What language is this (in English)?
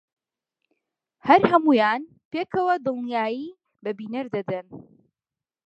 Central Kurdish